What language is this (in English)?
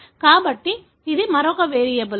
Telugu